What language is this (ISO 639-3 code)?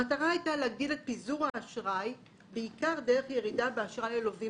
heb